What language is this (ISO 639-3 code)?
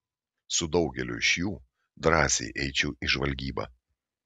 lit